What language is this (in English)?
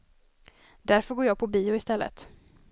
Swedish